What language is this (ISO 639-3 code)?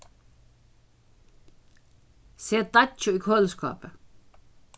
fao